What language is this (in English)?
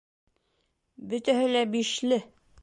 Bashkir